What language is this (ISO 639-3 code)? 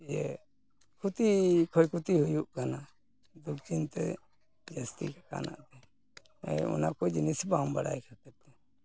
sat